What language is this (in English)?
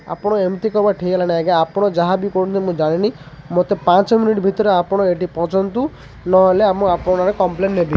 Odia